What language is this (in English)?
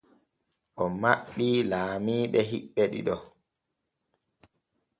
Borgu Fulfulde